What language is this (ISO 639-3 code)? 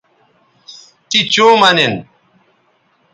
btv